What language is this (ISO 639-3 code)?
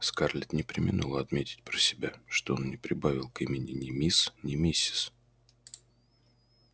rus